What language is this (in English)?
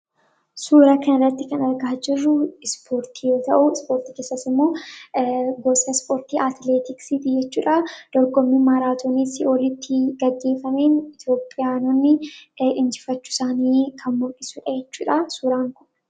Oromo